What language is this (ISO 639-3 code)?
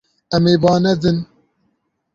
kur